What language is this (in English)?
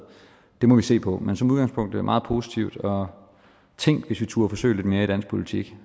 Danish